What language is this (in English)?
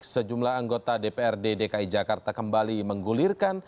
Indonesian